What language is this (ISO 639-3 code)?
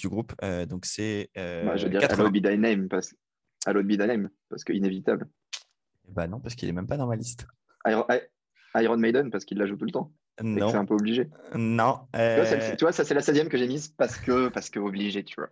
fra